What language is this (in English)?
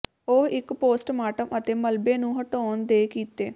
Punjabi